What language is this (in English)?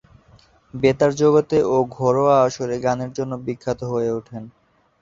Bangla